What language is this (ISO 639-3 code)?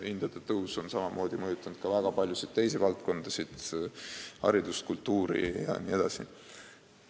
est